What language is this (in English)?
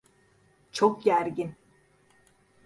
Turkish